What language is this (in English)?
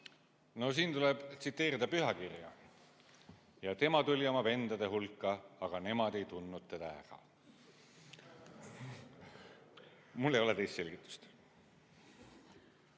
Estonian